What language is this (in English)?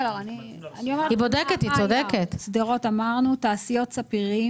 Hebrew